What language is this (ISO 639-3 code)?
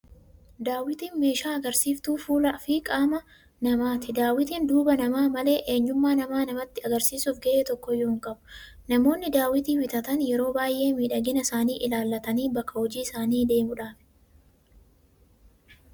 orm